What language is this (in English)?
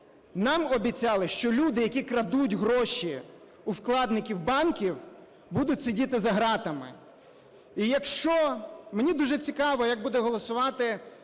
Ukrainian